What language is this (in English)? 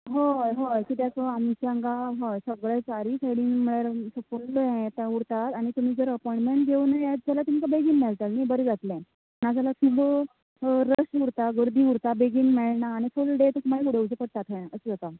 Konkani